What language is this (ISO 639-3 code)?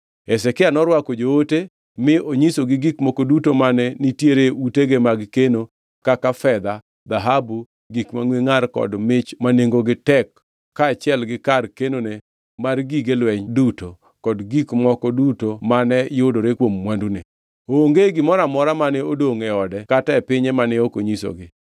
luo